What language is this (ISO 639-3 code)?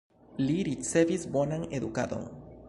epo